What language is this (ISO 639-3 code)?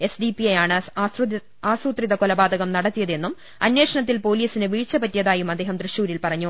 mal